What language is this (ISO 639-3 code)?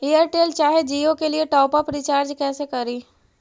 mag